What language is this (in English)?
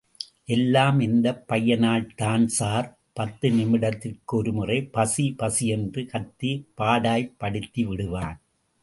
Tamil